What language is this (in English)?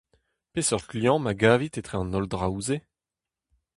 Breton